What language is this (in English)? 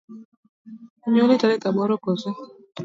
Luo (Kenya and Tanzania)